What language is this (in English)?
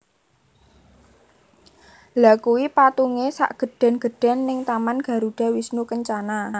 Javanese